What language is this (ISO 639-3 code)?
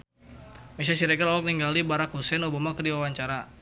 sun